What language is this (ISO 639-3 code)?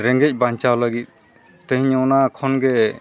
sat